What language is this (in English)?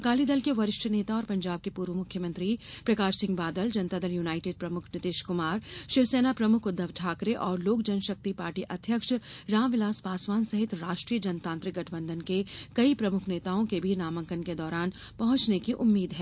Hindi